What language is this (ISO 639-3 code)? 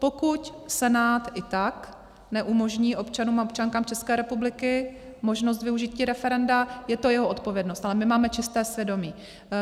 ces